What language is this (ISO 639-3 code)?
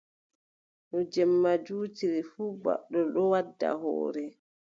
fub